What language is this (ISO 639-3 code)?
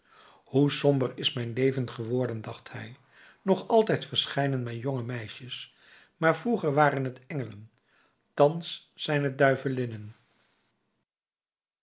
nld